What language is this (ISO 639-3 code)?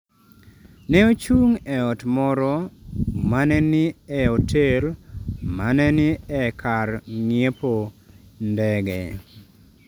luo